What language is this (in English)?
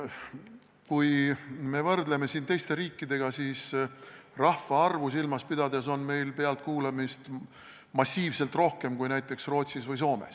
Estonian